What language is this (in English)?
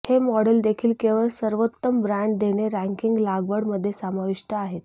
Marathi